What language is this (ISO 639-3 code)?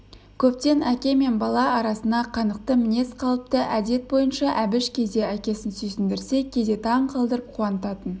kaz